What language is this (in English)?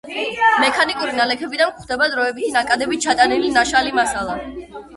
Georgian